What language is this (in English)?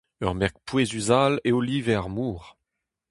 Breton